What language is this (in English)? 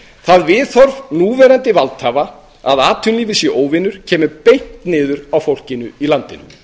Icelandic